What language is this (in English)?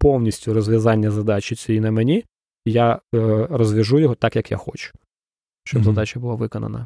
Ukrainian